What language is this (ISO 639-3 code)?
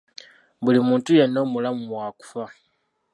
lug